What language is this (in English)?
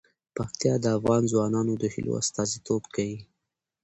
Pashto